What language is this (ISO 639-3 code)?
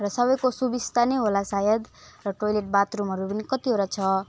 nep